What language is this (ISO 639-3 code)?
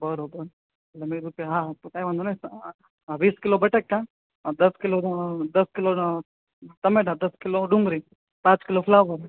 guj